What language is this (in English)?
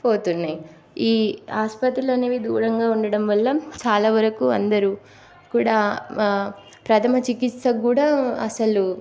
Telugu